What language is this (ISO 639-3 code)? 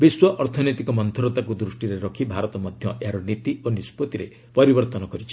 ori